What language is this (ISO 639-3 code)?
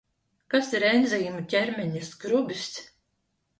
lav